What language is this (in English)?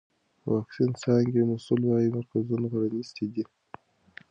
Pashto